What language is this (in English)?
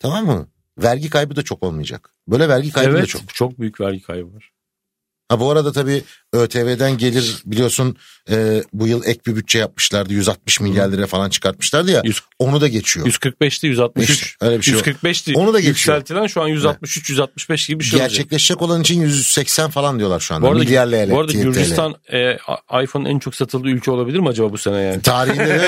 Turkish